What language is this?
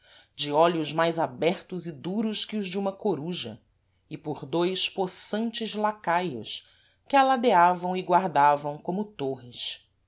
Portuguese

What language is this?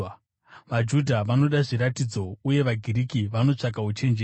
Shona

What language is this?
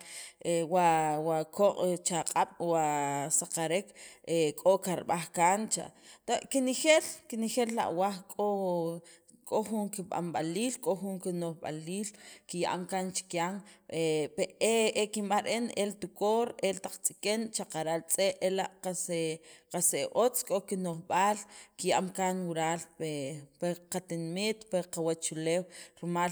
Sacapulteco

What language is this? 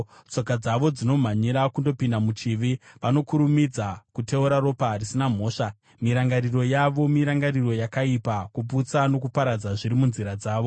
Shona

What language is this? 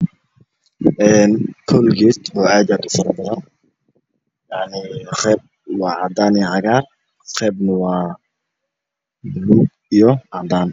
Somali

